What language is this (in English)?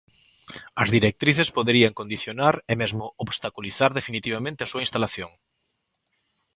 Galician